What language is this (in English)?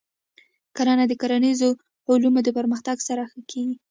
Pashto